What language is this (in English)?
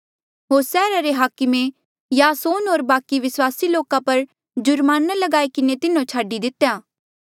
Mandeali